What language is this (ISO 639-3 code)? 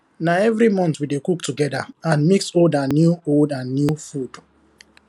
pcm